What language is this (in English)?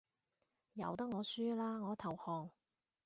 Cantonese